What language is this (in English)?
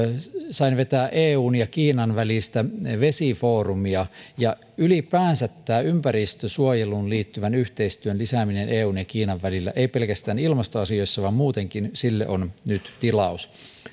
Finnish